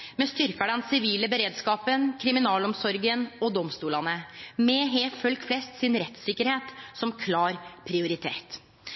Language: Norwegian Nynorsk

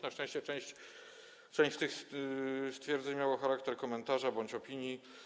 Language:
Polish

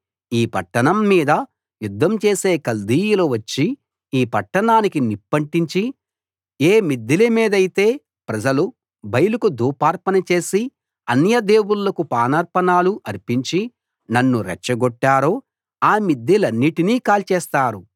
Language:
Telugu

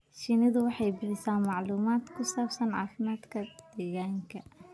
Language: Somali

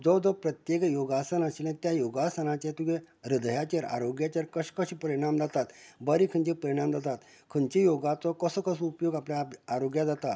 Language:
Konkani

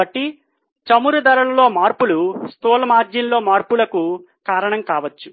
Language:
Telugu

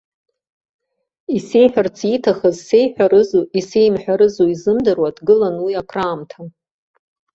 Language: Abkhazian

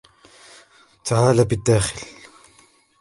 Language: Arabic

